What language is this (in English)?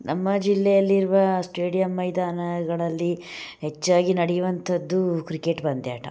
Kannada